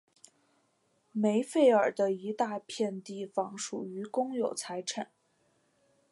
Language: Chinese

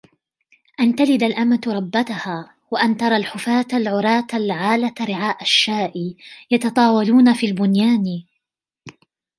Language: Arabic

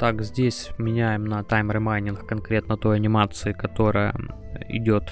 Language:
Russian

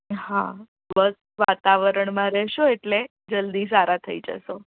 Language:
Gujarati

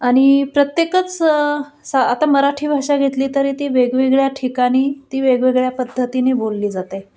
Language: Marathi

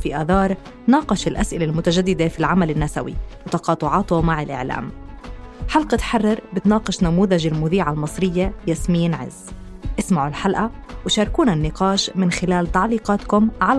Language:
Arabic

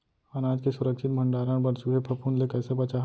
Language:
Chhattisgarhi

